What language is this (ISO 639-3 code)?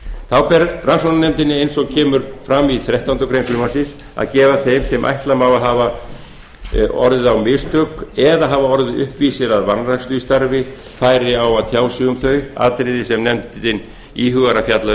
isl